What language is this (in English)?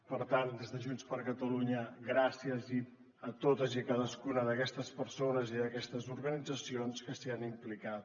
Catalan